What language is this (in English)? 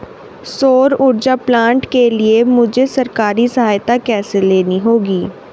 Hindi